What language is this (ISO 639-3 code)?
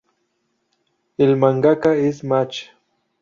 spa